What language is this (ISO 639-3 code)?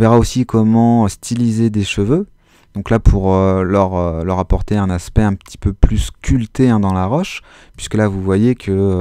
fra